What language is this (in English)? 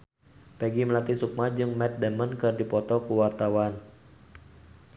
Sundanese